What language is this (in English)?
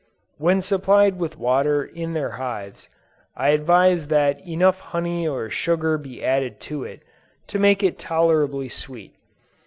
English